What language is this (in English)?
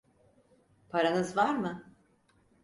Turkish